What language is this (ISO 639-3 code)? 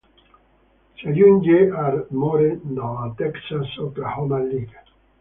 ita